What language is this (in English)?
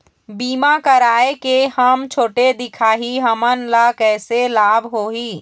Chhattisgarhi